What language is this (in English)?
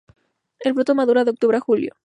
Spanish